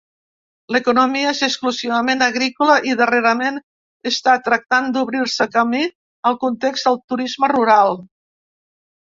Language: Catalan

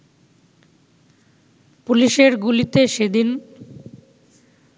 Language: Bangla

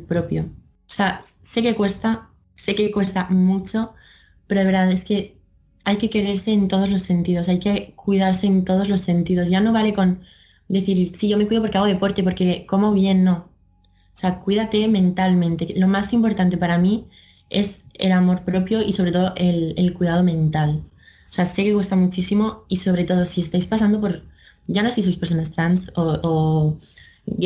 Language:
Spanish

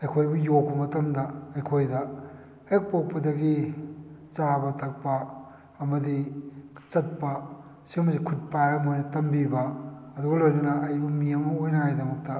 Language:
Manipuri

